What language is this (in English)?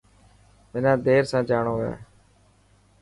Dhatki